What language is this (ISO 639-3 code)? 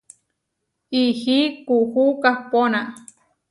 var